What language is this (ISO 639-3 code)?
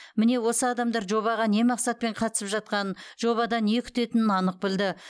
kaz